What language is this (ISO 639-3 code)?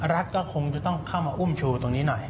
tha